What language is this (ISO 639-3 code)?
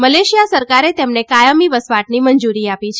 guj